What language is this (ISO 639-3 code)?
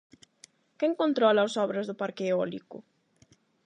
glg